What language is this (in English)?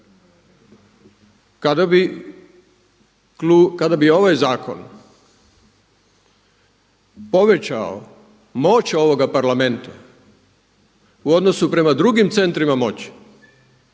Croatian